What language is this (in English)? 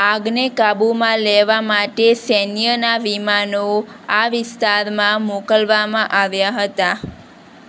Gujarati